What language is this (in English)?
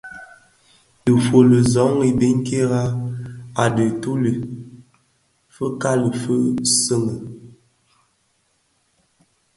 Bafia